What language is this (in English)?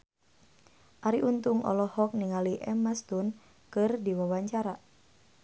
Sundanese